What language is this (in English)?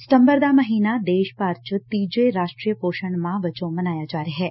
Punjabi